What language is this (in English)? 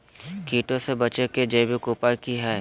Magahi